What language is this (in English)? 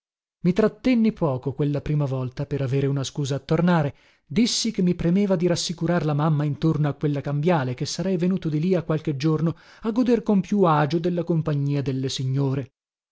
Italian